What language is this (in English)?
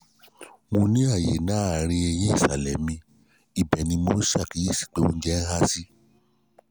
Yoruba